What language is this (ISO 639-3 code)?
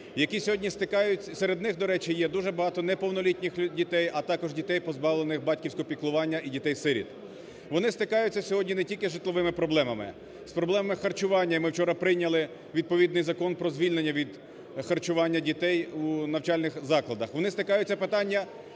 ukr